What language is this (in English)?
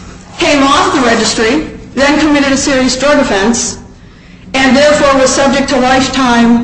English